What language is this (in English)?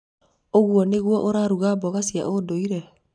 Kikuyu